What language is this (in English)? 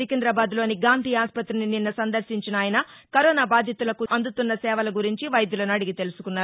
Telugu